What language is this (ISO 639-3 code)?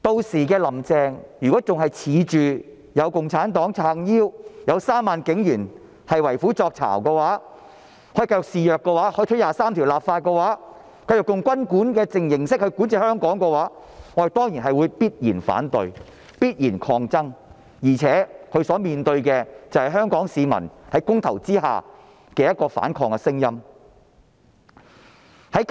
yue